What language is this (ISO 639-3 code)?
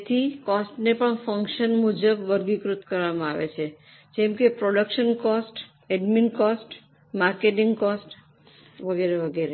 guj